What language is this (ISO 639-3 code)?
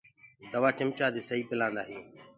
ggg